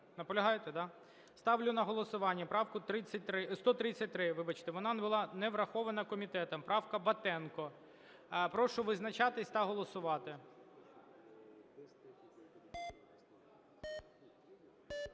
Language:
Ukrainian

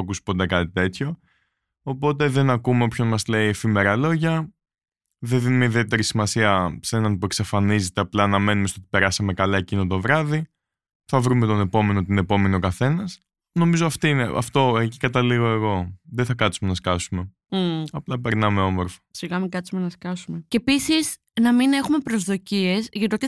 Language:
Greek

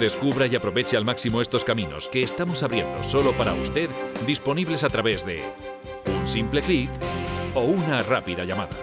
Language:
Spanish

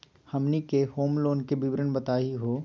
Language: Magahi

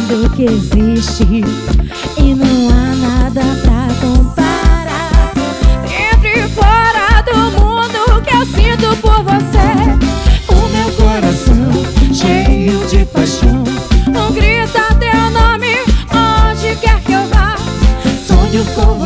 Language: Portuguese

